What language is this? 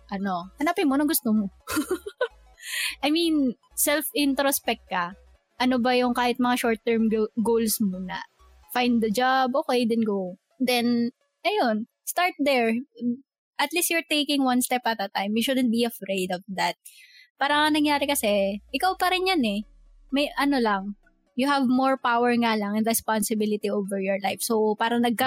Filipino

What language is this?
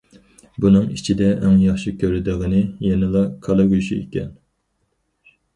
Uyghur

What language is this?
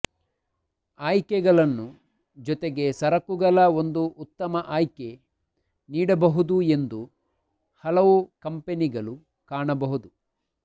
Kannada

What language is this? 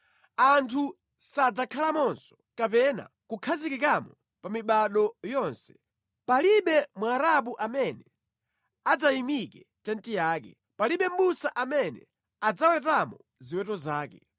Nyanja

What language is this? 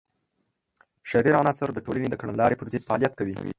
Pashto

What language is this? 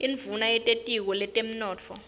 Swati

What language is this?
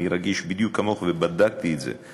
Hebrew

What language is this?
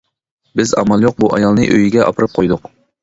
Uyghur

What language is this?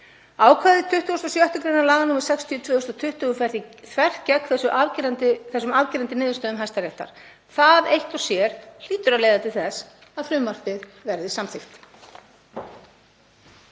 Icelandic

